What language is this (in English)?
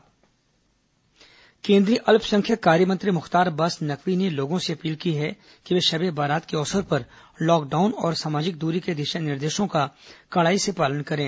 Hindi